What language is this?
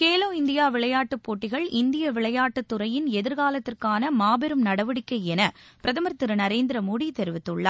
Tamil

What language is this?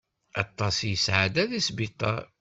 Kabyle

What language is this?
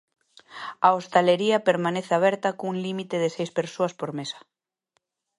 Galician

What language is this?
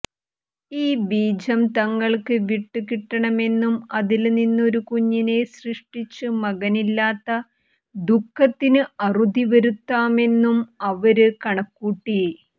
Malayalam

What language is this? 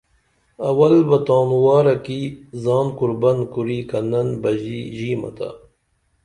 Dameli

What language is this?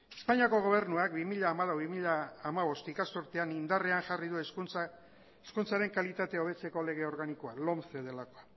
Basque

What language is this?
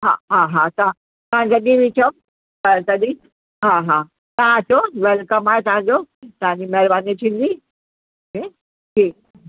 Sindhi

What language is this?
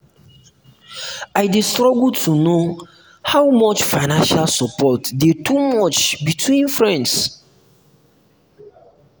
Nigerian Pidgin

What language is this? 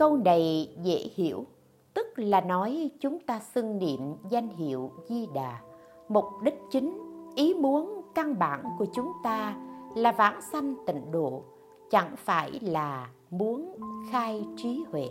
Vietnamese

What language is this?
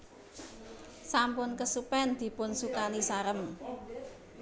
Javanese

